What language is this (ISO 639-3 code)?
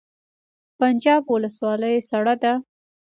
pus